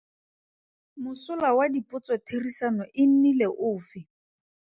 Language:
Tswana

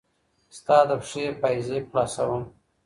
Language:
Pashto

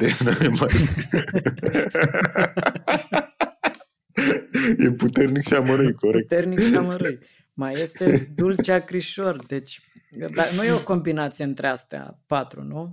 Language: Romanian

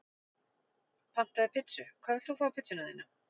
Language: Icelandic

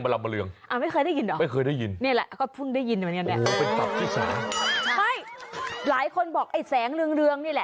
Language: Thai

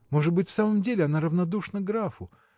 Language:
Russian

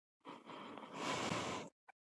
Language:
Pashto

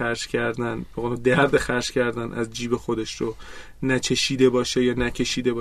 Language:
Persian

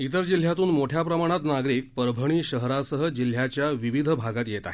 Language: Marathi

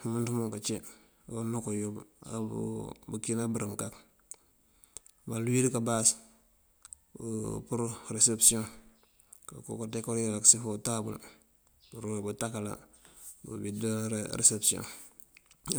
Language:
Mandjak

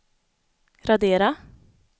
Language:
Swedish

